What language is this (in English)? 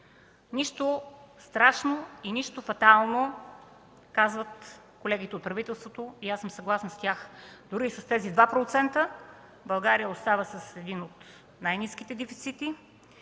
Bulgarian